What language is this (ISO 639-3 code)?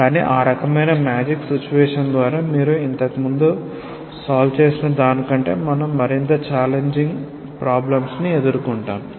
tel